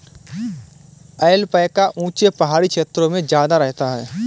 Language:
Hindi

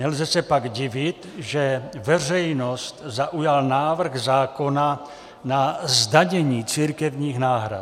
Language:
Czech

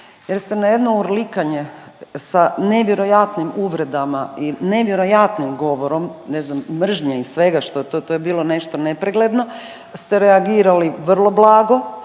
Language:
Croatian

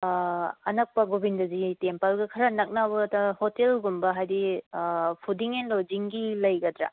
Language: Manipuri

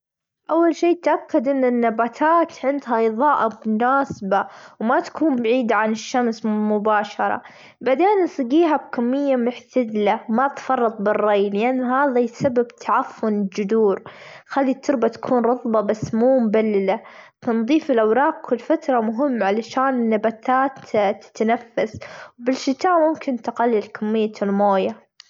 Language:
Gulf Arabic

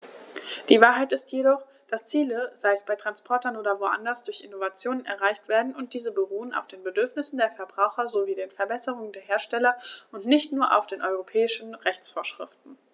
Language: German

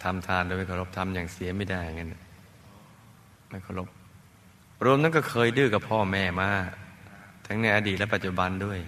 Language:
Thai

